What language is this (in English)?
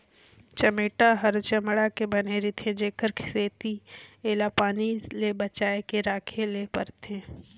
Chhattisgarhi